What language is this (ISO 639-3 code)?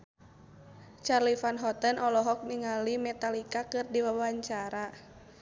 sun